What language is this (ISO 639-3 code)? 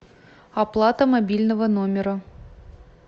rus